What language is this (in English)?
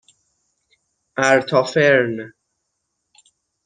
Persian